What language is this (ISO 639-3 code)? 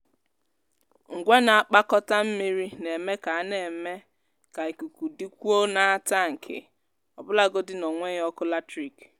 ibo